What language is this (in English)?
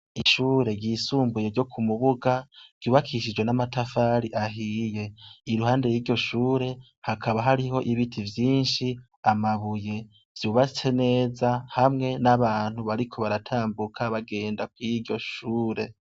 Rundi